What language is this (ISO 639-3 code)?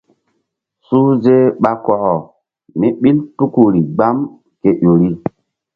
mdd